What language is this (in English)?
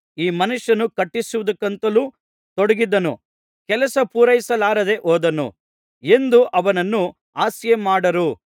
Kannada